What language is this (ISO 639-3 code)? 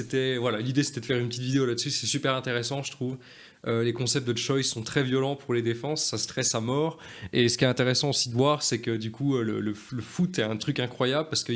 fra